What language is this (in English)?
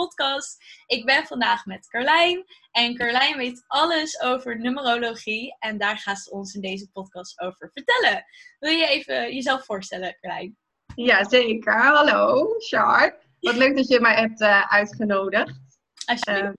Dutch